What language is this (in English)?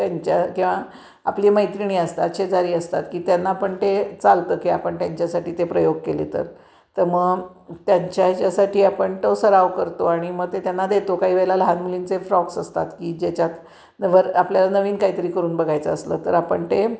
Marathi